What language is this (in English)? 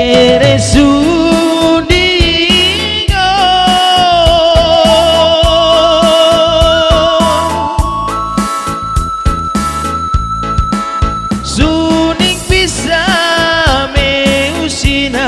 Indonesian